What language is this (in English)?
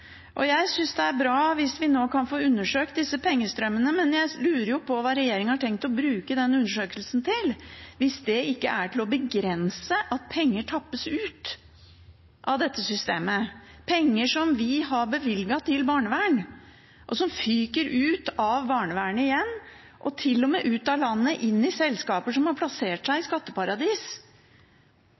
Norwegian Bokmål